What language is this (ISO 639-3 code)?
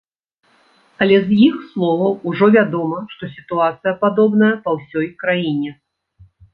bel